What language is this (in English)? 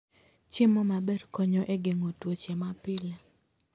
Luo (Kenya and Tanzania)